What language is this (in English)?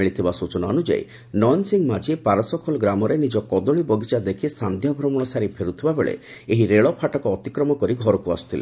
Odia